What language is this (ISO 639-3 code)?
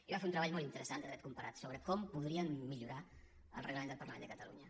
cat